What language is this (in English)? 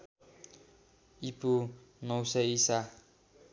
Nepali